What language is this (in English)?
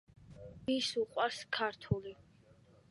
Georgian